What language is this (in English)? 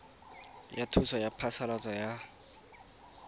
Tswana